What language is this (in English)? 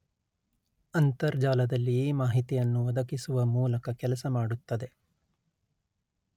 Kannada